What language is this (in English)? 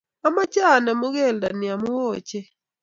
Kalenjin